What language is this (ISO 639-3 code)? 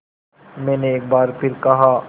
hin